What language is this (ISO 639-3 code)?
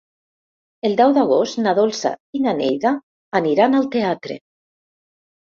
cat